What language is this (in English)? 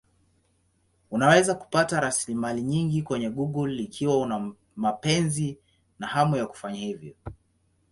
Swahili